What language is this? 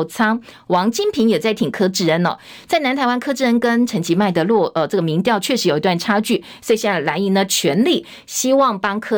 Chinese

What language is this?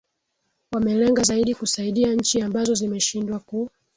Swahili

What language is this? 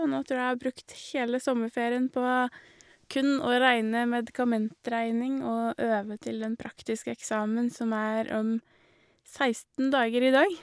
Norwegian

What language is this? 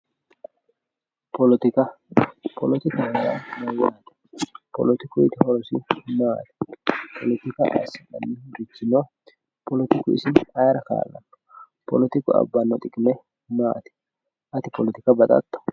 Sidamo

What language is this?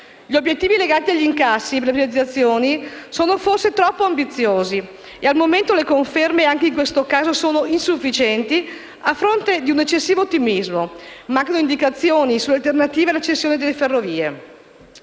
Italian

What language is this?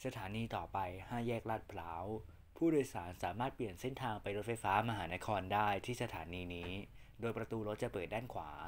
Thai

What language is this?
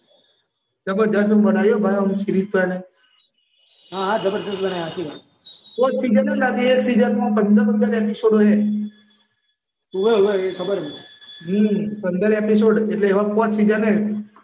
Gujarati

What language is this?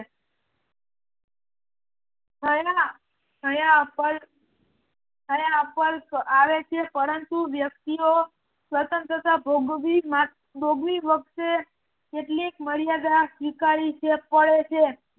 Gujarati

